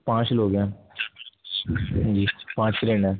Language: Urdu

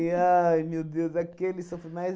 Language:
Portuguese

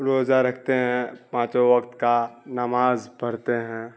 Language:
Urdu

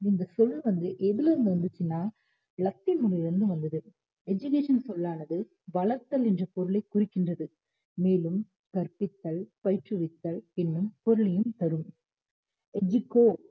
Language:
Tamil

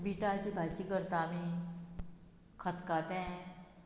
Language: Konkani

